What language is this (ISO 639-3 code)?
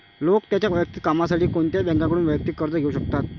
mar